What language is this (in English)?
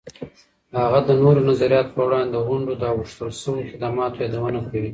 Pashto